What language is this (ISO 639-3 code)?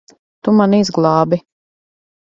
lav